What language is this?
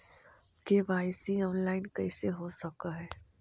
Magahi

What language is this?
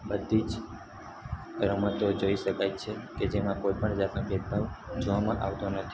Gujarati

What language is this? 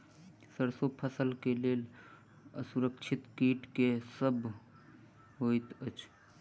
Maithili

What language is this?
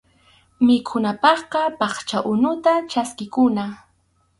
Arequipa-La Unión Quechua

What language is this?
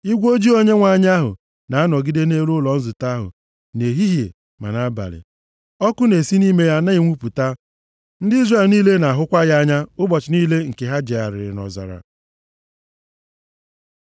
Igbo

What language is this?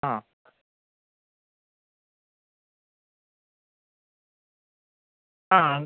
Malayalam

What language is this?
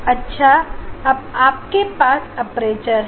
Hindi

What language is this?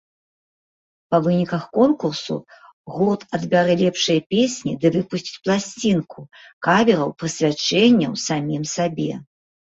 Belarusian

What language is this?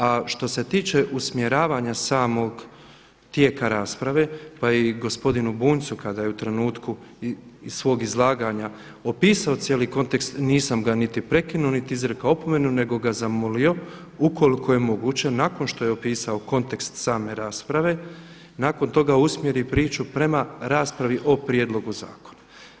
Croatian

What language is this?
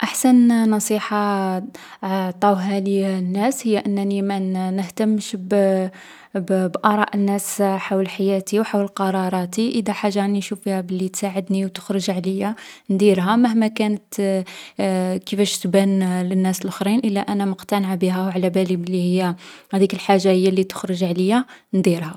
Algerian Arabic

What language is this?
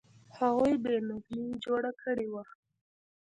Pashto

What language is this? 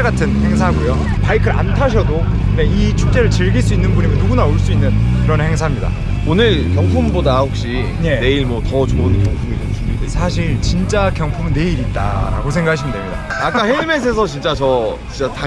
Korean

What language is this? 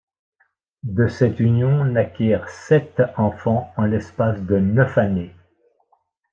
French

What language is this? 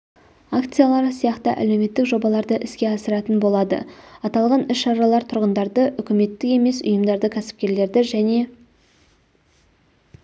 Kazakh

